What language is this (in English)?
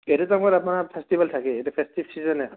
Assamese